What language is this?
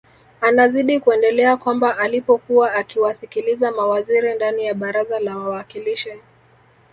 Swahili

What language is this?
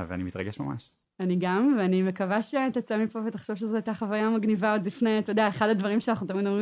Hebrew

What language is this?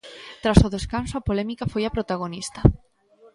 Galician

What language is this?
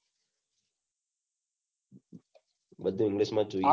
Gujarati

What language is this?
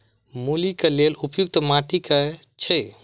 Maithili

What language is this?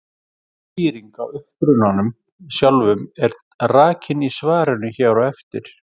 Icelandic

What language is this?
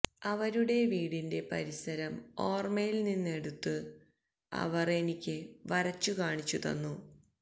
Malayalam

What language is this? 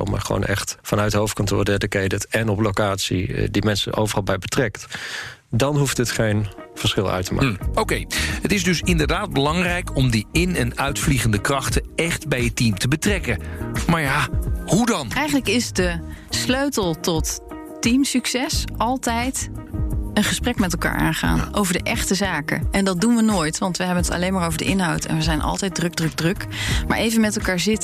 Dutch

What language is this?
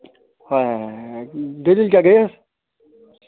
Kashmiri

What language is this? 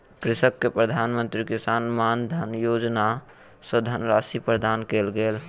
Maithili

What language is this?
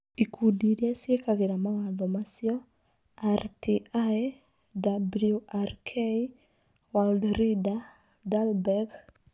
Kikuyu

